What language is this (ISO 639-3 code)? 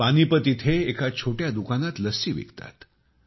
mar